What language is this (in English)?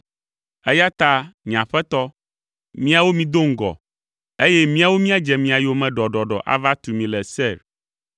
Ewe